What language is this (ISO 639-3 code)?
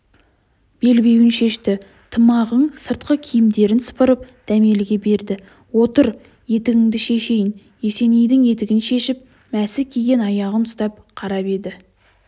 kaz